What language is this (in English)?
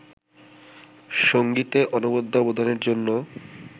Bangla